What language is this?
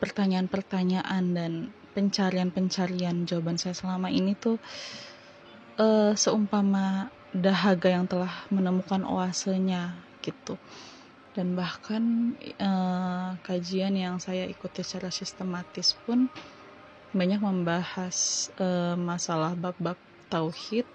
Indonesian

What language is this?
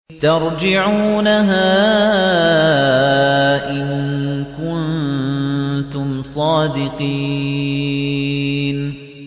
Arabic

